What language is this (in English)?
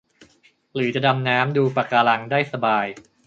Thai